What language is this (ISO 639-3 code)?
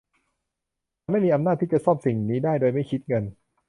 tha